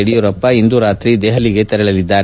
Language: Kannada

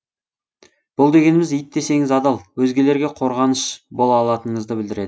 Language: Kazakh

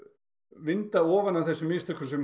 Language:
Icelandic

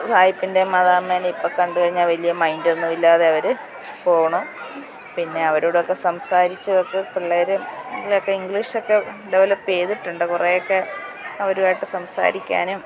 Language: Malayalam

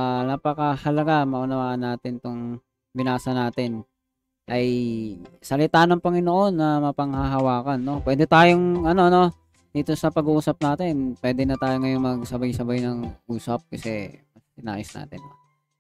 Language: Filipino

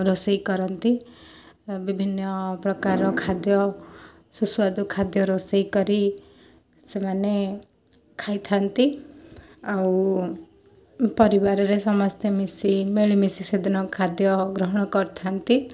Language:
Odia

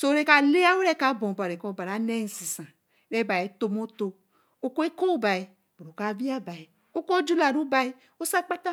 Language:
Eleme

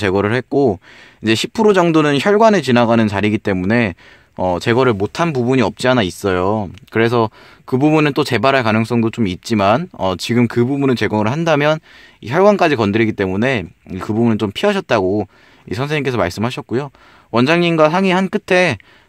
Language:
Korean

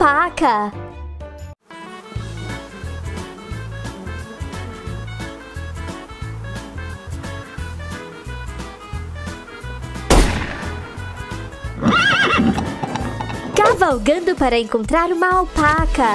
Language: Portuguese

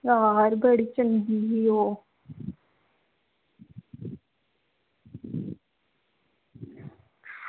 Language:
Dogri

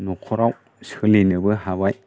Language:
Bodo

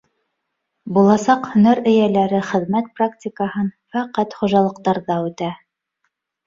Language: Bashkir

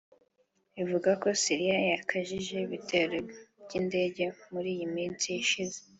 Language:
Kinyarwanda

